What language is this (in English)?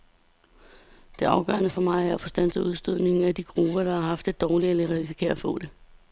Danish